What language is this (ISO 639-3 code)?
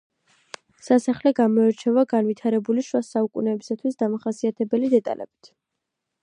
kat